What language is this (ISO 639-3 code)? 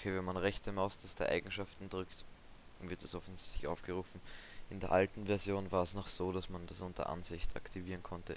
deu